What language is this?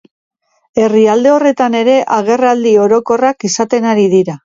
Basque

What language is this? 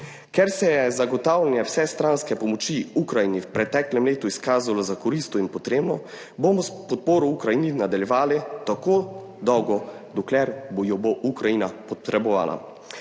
Slovenian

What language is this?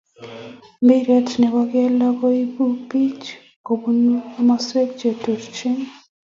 Kalenjin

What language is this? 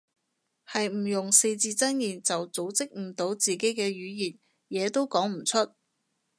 Cantonese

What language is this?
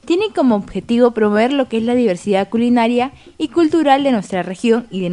Spanish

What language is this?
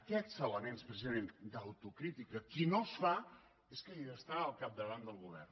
Catalan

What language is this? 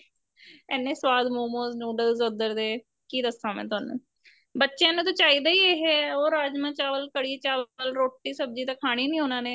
Punjabi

